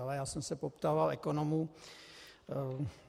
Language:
Czech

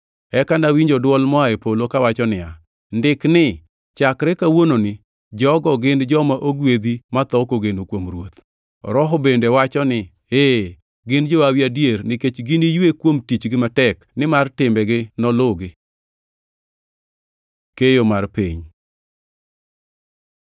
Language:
Luo (Kenya and Tanzania)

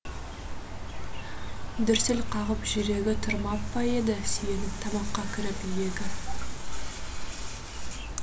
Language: Kazakh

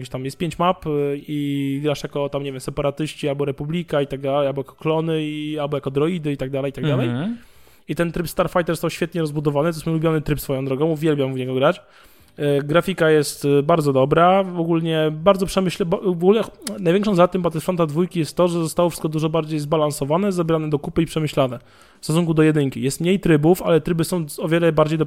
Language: Polish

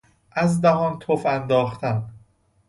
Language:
Persian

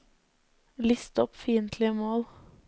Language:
Norwegian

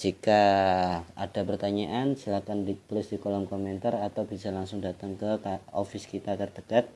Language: Indonesian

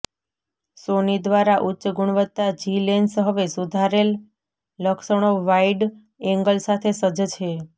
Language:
Gujarati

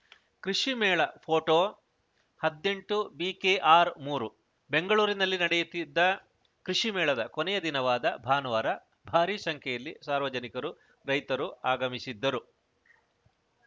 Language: Kannada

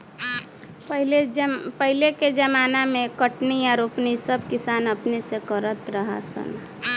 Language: Bhojpuri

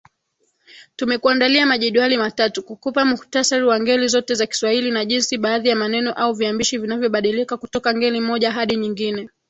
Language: Swahili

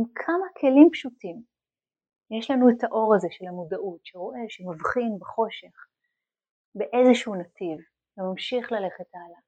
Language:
Hebrew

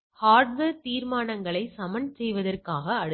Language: Tamil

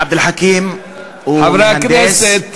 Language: Hebrew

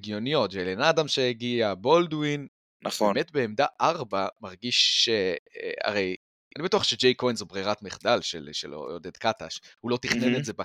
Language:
Hebrew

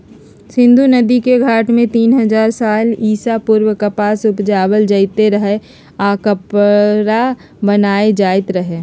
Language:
Magahi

